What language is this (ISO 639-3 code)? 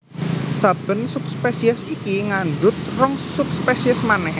jav